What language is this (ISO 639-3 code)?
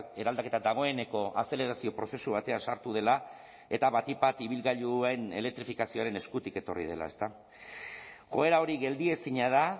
eus